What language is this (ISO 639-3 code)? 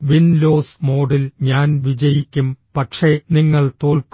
mal